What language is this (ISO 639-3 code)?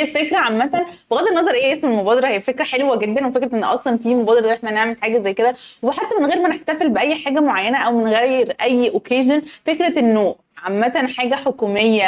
ara